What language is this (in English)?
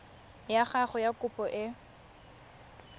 Tswana